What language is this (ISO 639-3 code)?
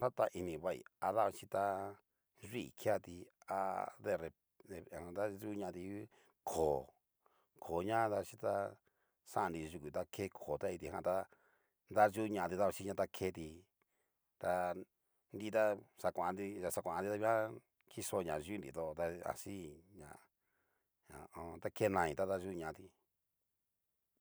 miu